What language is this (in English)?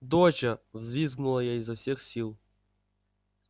Russian